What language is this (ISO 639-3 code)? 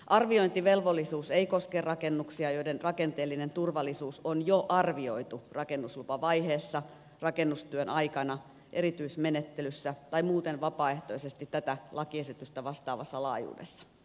fin